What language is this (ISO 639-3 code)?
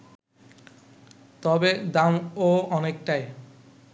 ben